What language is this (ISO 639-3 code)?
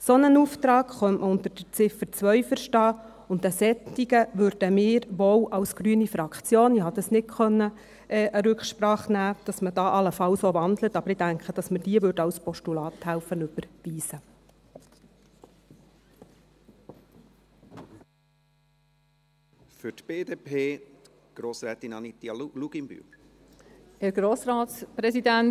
gsw